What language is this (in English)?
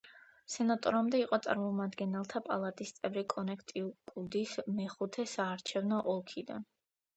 Georgian